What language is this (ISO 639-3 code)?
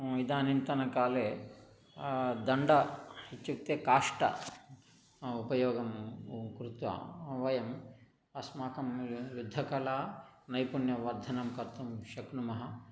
san